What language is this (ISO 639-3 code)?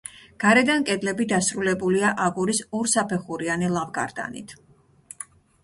kat